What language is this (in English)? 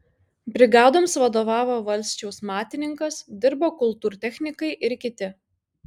Lithuanian